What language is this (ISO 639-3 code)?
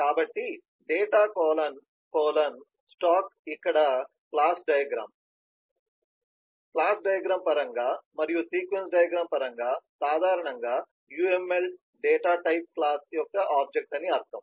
tel